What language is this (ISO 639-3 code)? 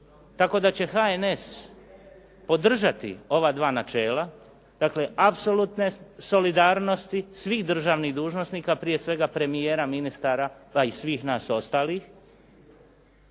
hrv